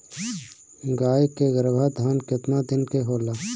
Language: Bhojpuri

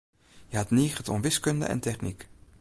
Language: Western Frisian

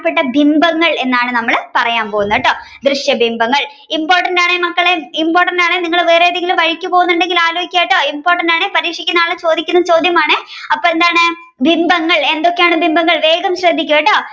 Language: Malayalam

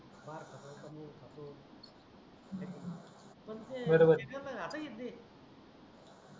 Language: Marathi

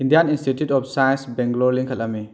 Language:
Manipuri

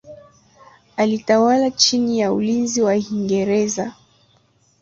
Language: Swahili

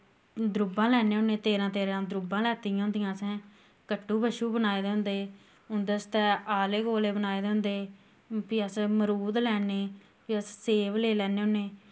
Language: Dogri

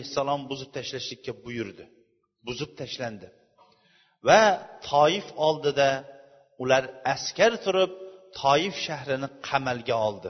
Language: Bulgarian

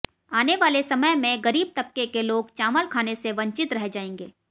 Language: Hindi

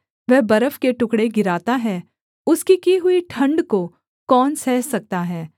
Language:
Hindi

